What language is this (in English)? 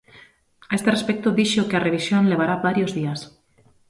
Galician